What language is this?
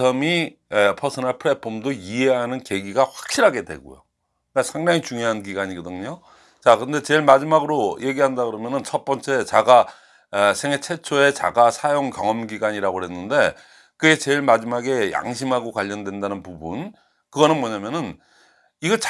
Korean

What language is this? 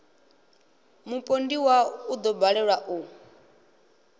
Venda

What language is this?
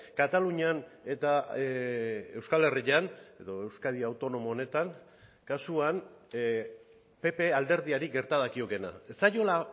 Basque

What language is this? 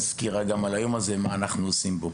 Hebrew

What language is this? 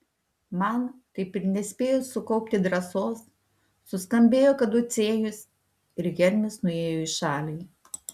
Lithuanian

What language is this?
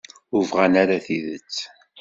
Kabyle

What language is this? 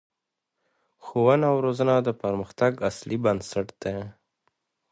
Pashto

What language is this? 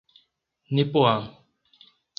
Portuguese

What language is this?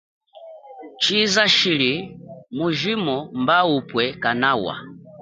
Chokwe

